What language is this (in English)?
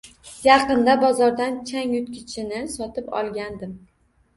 Uzbek